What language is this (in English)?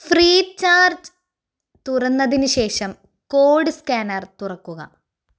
Malayalam